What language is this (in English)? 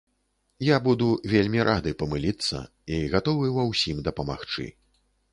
Belarusian